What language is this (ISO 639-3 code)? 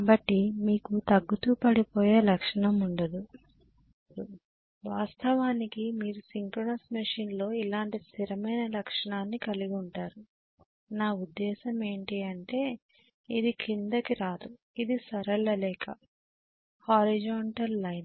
tel